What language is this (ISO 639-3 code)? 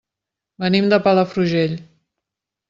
cat